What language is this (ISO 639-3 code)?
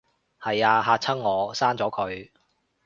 yue